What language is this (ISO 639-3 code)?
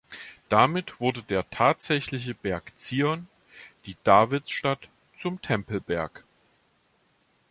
deu